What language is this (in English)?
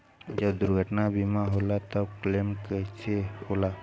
Bhojpuri